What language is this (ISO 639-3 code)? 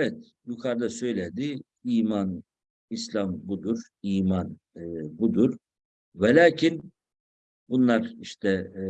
tur